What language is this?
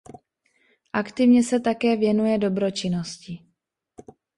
Czech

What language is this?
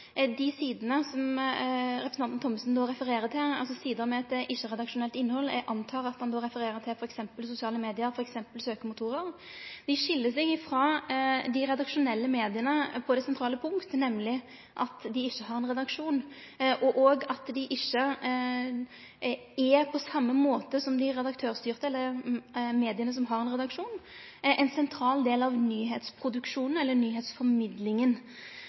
Norwegian Nynorsk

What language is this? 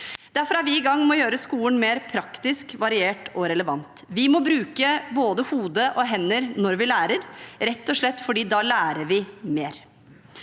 Norwegian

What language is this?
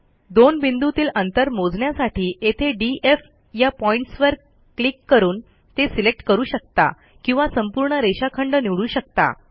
Marathi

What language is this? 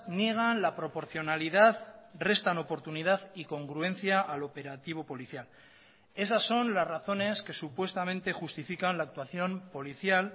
Spanish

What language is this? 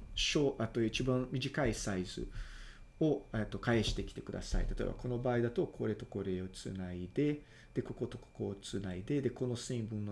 Japanese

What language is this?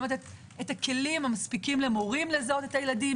Hebrew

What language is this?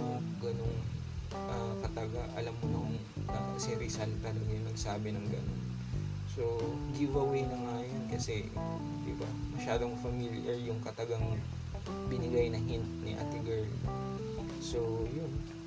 Filipino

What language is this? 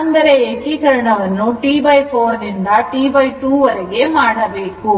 Kannada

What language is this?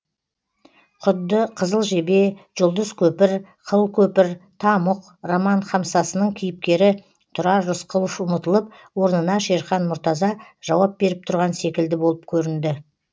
Kazakh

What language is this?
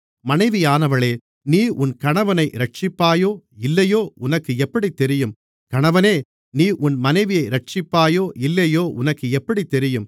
Tamil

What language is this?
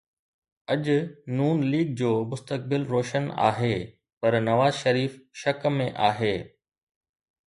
Sindhi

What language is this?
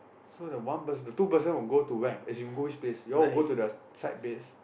English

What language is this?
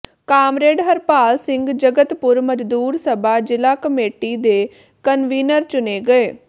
Punjabi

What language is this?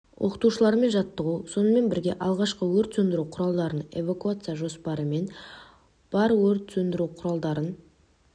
Kazakh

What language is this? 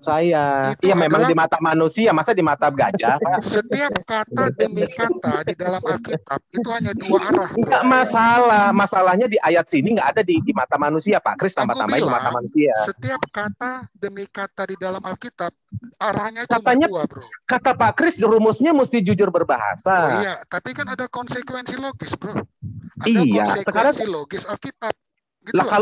Indonesian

